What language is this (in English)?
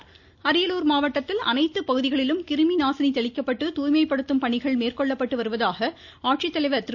Tamil